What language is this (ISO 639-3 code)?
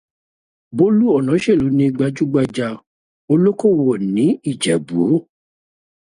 yor